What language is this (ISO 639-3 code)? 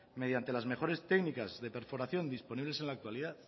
spa